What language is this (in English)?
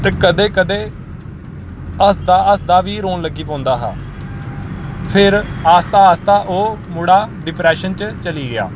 Dogri